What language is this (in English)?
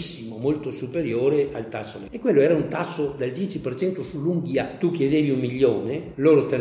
Italian